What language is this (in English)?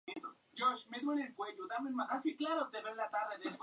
Spanish